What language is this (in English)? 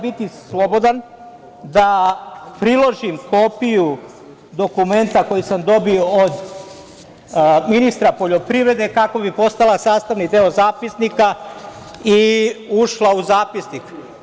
Serbian